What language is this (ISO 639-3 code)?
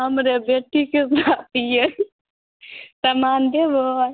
mai